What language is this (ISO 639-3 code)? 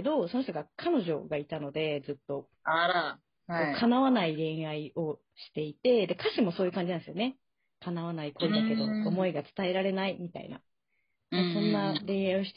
jpn